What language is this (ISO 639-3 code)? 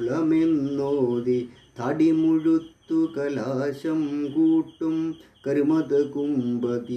mal